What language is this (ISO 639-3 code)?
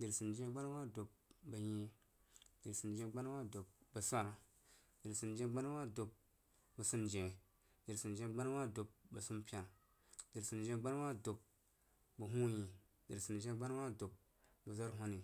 juo